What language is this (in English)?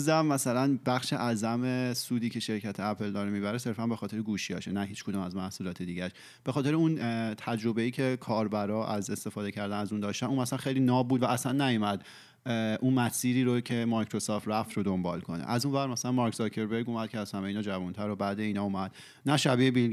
Persian